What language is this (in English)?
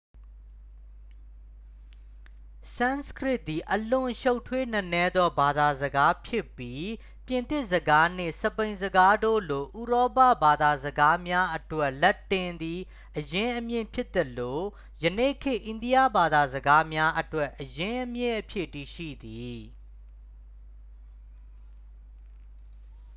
Burmese